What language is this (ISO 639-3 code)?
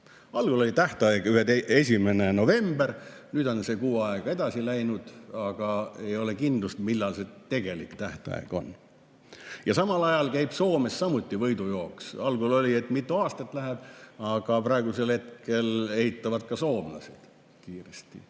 est